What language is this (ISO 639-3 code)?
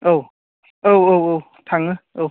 brx